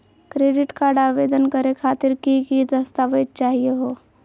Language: Magahi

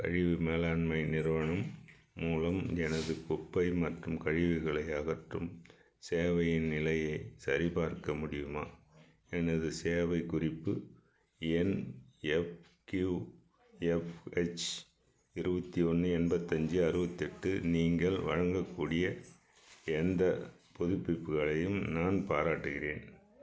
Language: Tamil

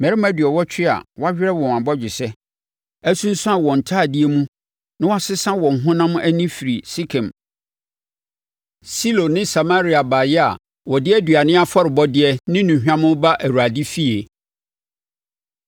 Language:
Akan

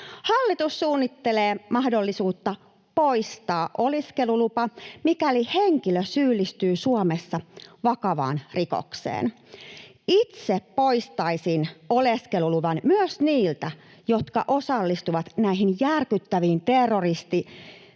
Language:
Finnish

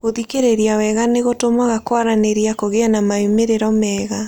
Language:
Kikuyu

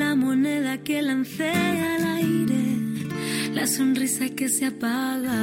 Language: Spanish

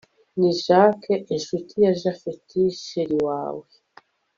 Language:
Kinyarwanda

